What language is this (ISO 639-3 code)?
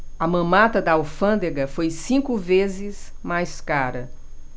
por